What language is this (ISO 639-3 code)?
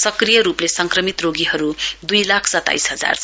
nep